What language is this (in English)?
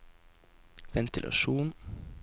Norwegian